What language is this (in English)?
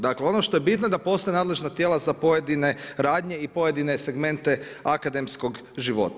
Croatian